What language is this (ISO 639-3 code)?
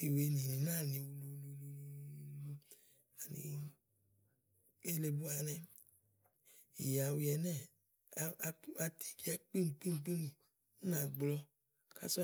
ahl